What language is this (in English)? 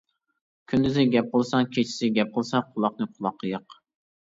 Uyghur